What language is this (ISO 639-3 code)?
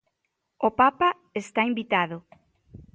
glg